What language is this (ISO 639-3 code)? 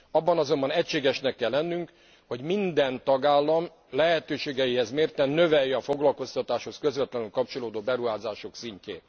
hun